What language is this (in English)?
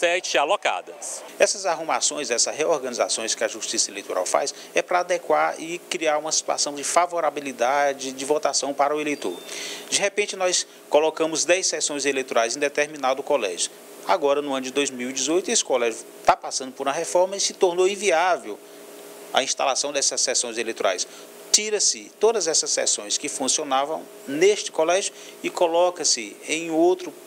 Portuguese